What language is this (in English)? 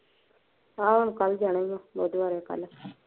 Punjabi